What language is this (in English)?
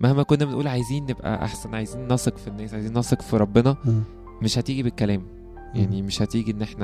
Arabic